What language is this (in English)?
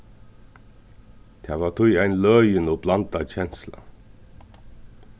Faroese